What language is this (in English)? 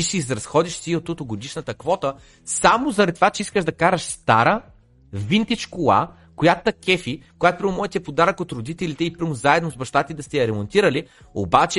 Bulgarian